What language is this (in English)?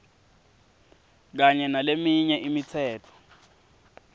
Swati